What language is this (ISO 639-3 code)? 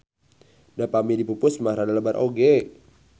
sun